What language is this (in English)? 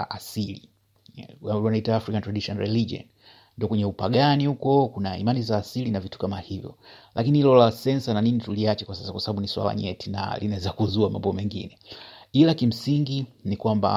Swahili